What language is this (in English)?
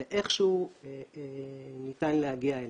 Hebrew